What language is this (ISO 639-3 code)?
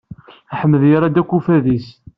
kab